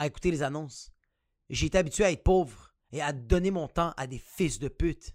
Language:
French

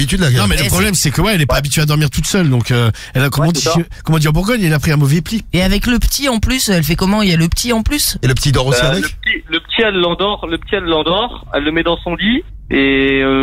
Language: French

